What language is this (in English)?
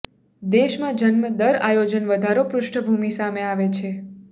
Gujarati